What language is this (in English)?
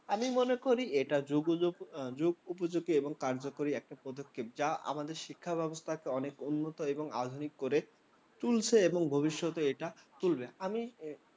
Bangla